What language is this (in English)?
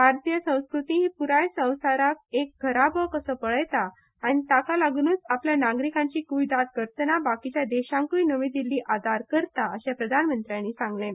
Konkani